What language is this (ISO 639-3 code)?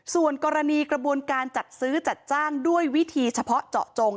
tha